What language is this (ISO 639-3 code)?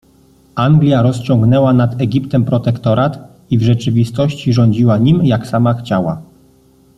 pol